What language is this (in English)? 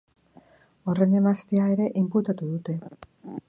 Basque